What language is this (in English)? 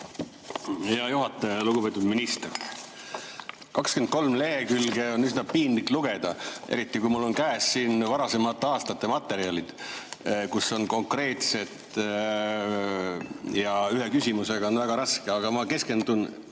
Estonian